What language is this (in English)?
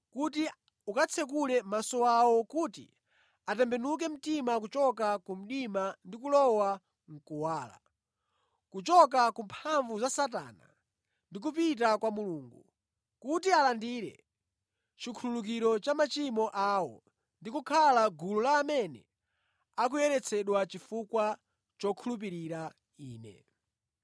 Nyanja